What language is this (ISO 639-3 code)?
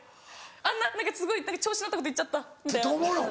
jpn